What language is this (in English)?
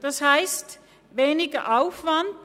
Swiss German